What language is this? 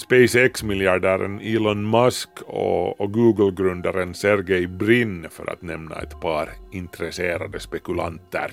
Swedish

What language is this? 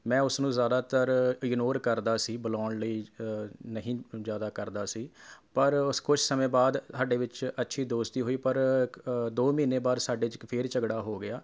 Punjabi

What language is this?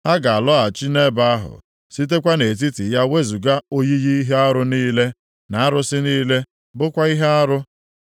Igbo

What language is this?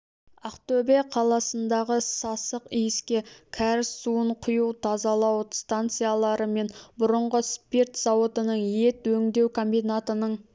Kazakh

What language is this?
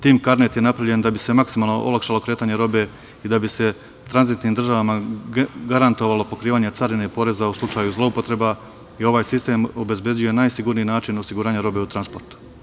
Serbian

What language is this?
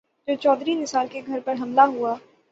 Urdu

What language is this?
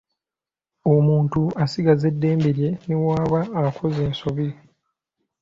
Ganda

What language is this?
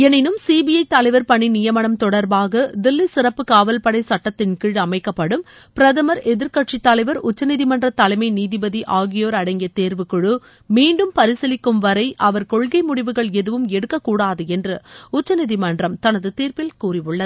Tamil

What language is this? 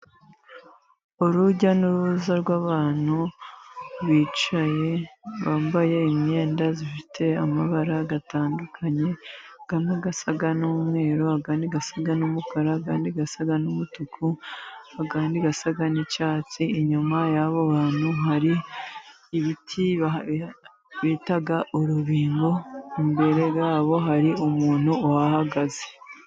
Kinyarwanda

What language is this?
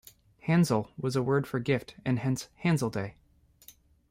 English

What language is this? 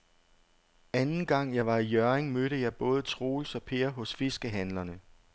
Danish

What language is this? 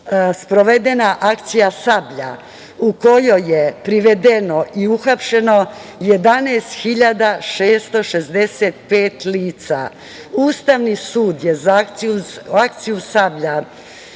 Serbian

